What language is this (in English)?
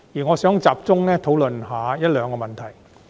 Cantonese